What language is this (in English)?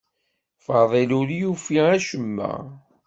Kabyle